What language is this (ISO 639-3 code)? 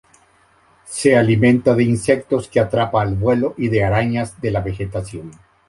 spa